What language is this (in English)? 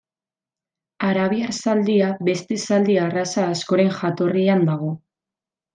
Basque